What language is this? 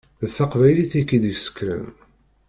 Kabyle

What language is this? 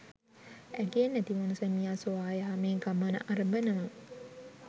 Sinhala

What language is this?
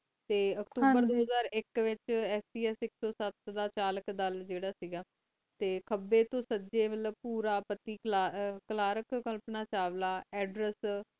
Punjabi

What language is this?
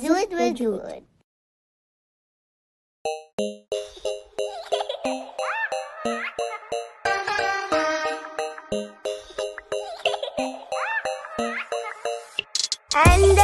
Arabic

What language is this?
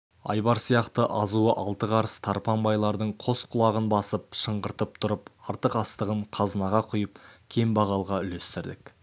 Kazakh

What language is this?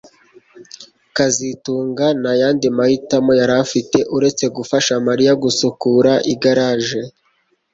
Kinyarwanda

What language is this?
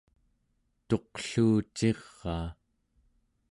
Central Yupik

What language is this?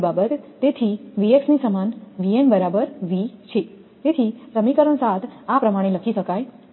Gujarati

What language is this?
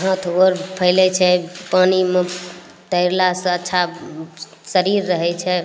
Maithili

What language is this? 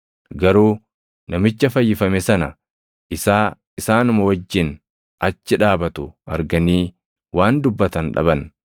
Oromo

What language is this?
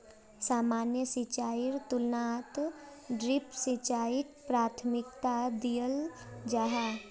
Magahi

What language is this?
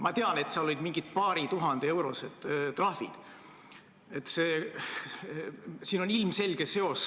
Estonian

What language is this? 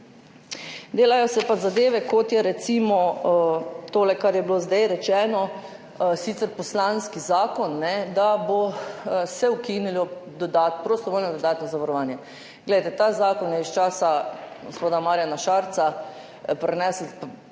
Slovenian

